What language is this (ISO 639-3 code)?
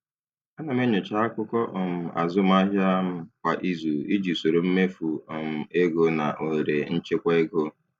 ibo